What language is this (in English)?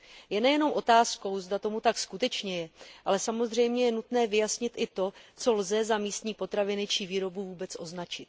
Czech